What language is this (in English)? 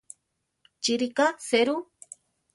Central Tarahumara